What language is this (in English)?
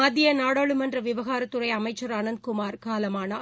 Tamil